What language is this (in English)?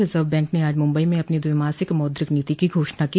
Hindi